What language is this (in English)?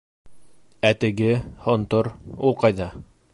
Bashkir